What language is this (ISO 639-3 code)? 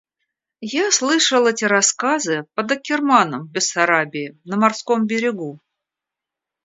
rus